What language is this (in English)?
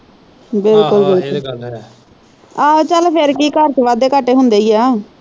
Punjabi